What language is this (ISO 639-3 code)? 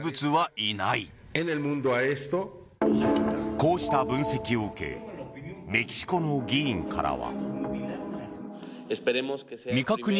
jpn